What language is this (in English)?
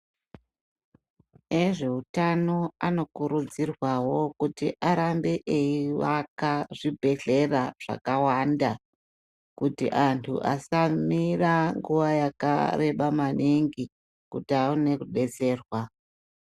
Ndau